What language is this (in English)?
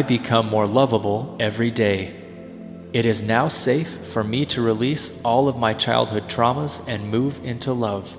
English